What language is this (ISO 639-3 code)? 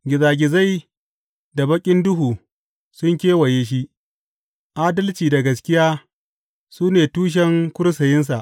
hau